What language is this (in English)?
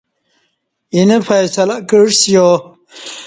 Kati